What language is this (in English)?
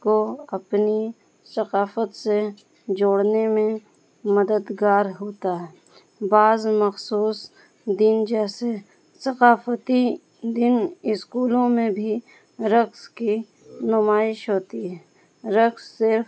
Urdu